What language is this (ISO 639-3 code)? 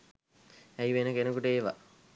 sin